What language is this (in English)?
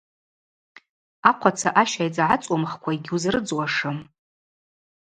Abaza